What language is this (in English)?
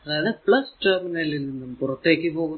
Malayalam